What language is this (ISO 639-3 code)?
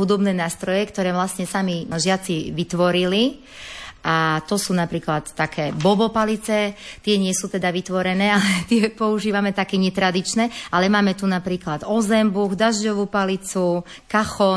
slk